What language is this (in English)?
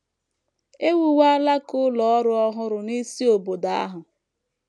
Igbo